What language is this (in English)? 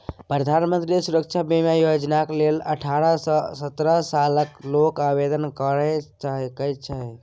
Maithili